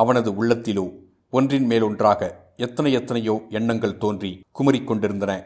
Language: Tamil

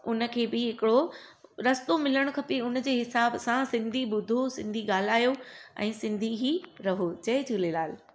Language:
Sindhi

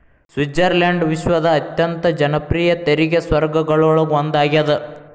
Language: Kannada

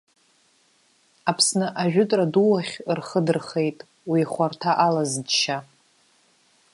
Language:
Abkhazian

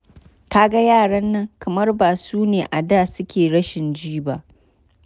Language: Hausa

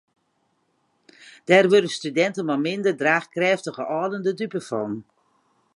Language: Western Frisian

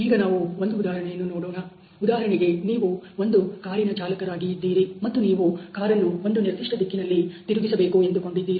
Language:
Kannada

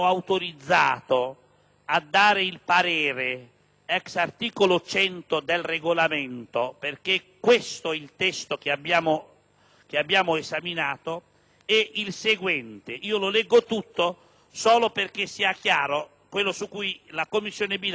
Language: Italian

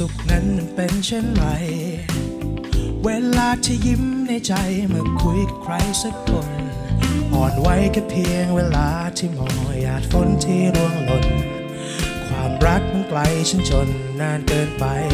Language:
Thai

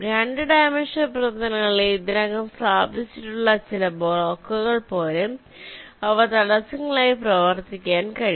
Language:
Malayalam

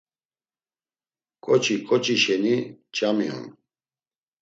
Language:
Laz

